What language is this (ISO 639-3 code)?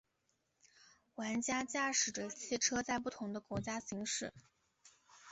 zho